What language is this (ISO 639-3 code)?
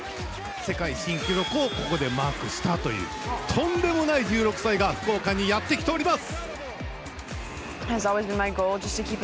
jpn